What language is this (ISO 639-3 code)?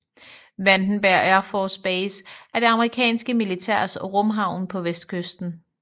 dan